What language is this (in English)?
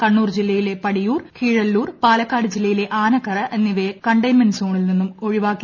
Malayalam